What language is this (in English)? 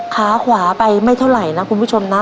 Thai